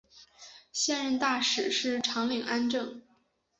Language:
Chinese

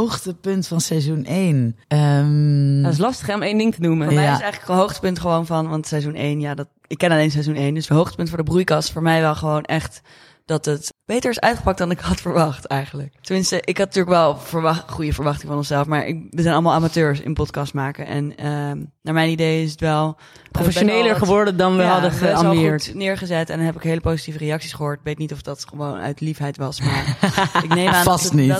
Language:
Dutch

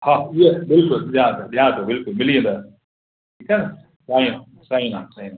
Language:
Sindhi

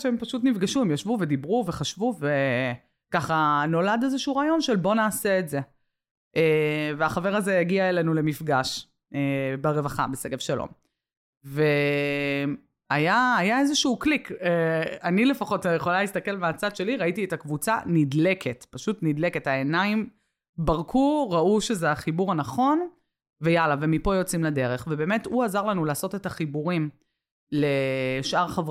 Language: Hebrew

